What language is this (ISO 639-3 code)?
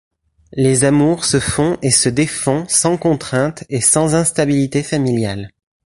fra